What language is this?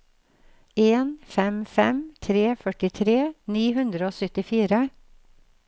Norwegian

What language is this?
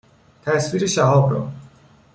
Persian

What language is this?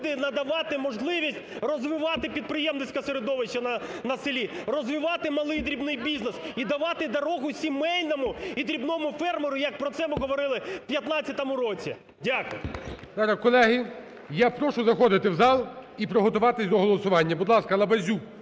Ukrainian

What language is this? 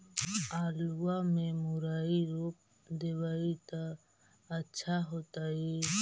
Magahi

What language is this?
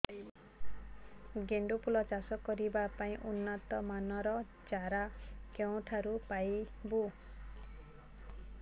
Odia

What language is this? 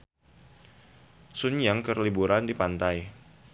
Sundanese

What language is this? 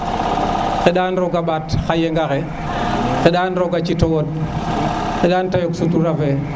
Serer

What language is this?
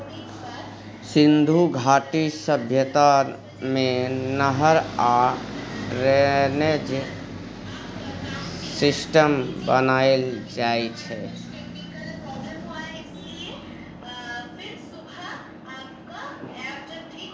Maithili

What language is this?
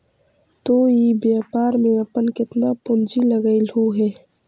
Magahi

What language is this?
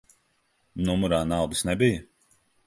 Latvian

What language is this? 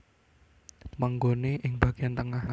Javanese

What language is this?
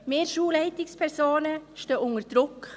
Swiss German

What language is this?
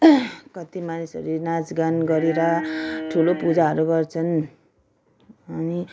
Nepali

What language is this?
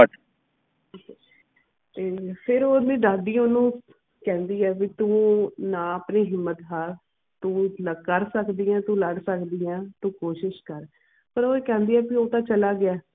Punjabi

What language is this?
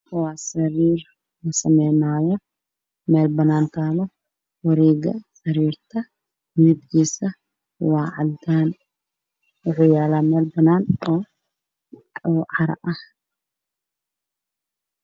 Somali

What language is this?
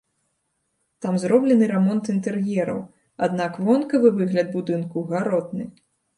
Belarusian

